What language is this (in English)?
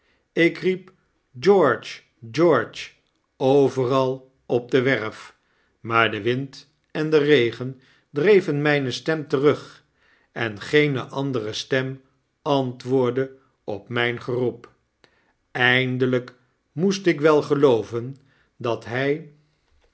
Dutch